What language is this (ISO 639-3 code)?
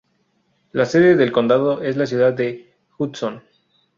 spa